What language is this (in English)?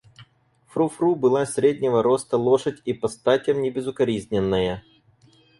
Russian